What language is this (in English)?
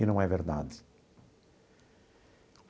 Portuguese